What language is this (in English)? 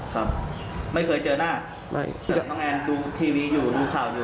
Thai